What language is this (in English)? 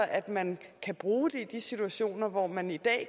Danish